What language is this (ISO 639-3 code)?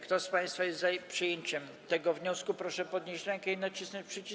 pol